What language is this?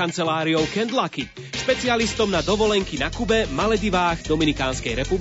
Slovak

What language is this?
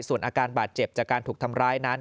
Thai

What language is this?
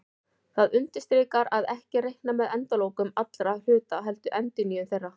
Icelandic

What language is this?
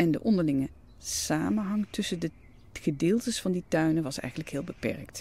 Dutch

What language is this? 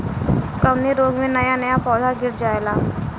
Bhojpuri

